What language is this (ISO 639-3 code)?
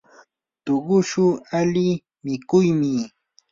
qur